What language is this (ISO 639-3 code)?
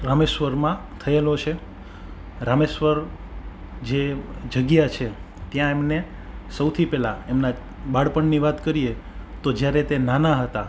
guj